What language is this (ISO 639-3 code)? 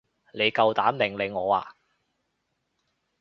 yue